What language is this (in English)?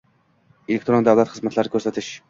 Uzbek